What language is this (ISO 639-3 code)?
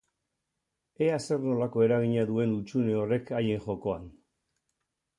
eus